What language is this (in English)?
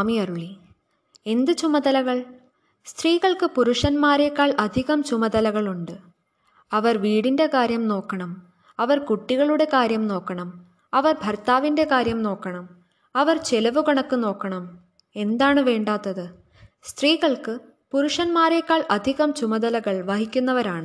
Malayalam